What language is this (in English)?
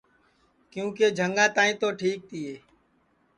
Sansi